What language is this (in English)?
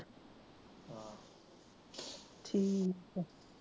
Punjabi